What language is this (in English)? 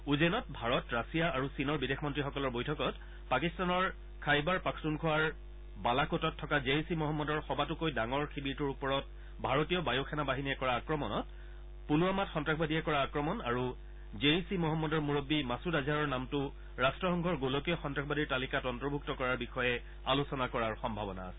Assamese